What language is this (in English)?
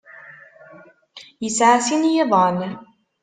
Kabyle